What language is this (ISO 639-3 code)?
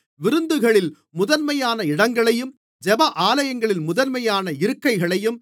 tam